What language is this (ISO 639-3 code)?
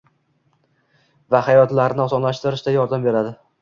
uzb